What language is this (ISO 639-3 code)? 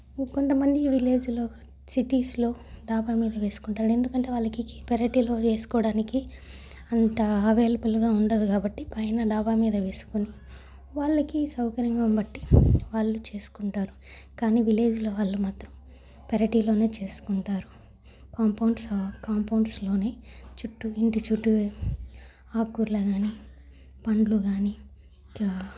tel